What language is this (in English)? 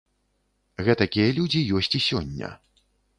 Belarusian